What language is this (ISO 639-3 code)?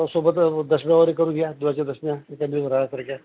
mar